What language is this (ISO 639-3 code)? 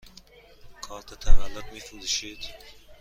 fas